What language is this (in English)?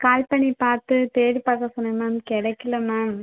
Tamil